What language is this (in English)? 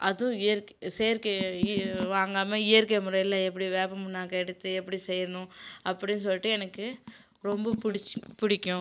Tamil